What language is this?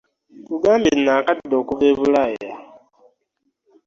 Ganda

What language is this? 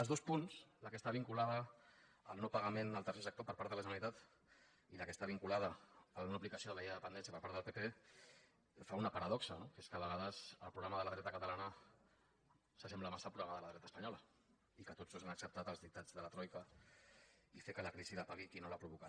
Catalan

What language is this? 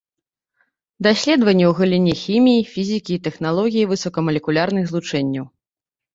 Belarusian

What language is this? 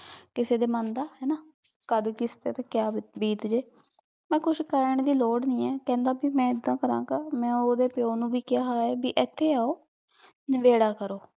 Punjabi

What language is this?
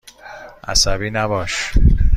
Persian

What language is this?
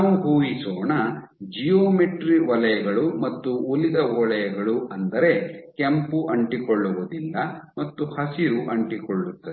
Kannada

